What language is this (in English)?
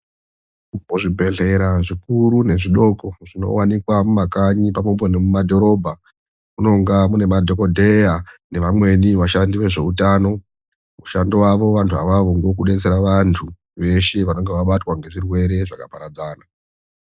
Ndau